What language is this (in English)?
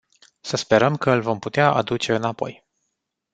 Romanian